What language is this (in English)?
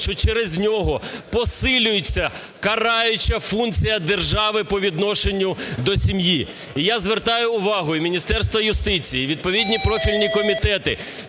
Ukrainian